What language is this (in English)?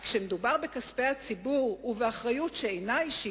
Hebrew